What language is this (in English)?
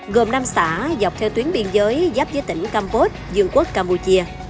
Vietnamese